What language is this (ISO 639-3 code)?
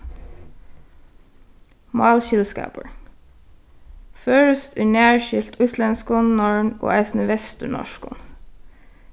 fao